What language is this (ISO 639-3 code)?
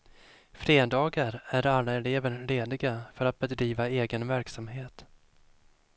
swe